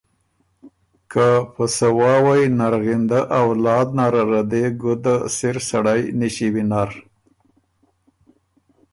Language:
Ormuri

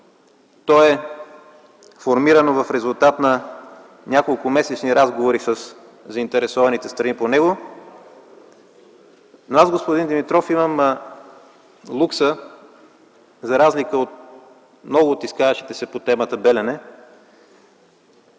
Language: Bulgarian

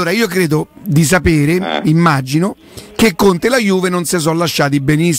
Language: Italian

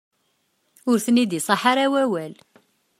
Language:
Kabyle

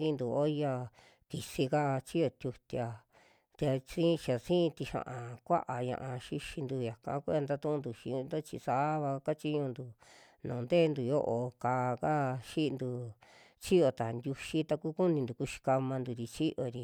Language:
Western Juxtlahuaca Mixtec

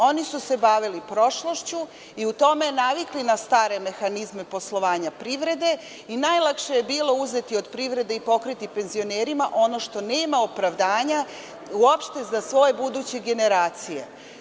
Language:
Serbian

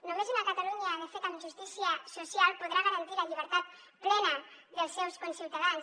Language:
Catalan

